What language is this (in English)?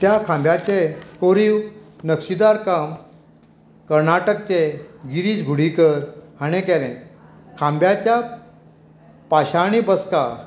Konkani